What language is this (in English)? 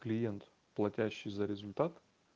Russian